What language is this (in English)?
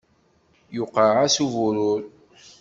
Kabyle